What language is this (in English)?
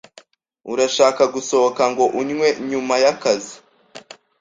Kinyarwanda